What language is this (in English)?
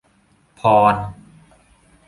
Thai